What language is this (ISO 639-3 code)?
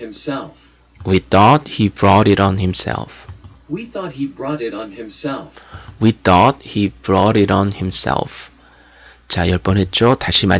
kor